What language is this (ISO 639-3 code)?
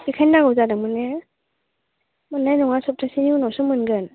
brx